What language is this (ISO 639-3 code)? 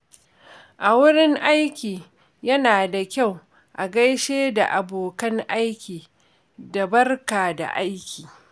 hau